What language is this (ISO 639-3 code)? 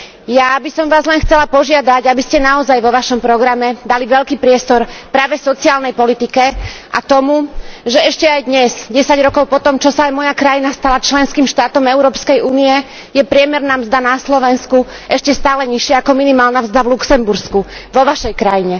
slk